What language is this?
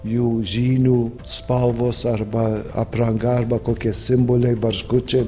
Lithuanian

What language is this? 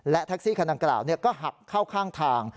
Thai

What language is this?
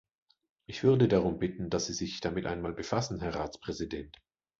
German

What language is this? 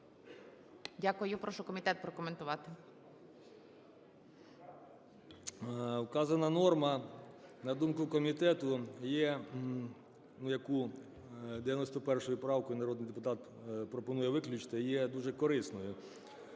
Ukrainian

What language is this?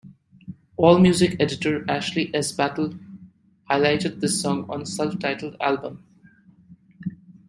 English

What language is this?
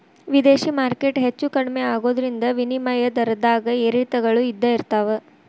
Kannada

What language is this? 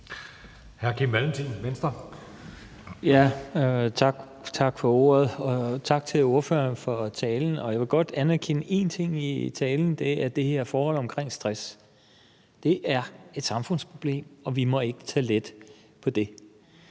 Danish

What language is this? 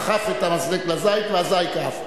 Hebrew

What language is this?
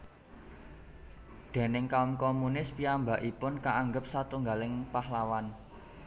Javanese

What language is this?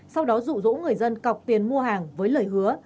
Vietnamese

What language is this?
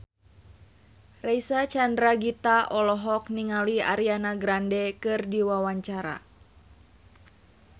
Sundanese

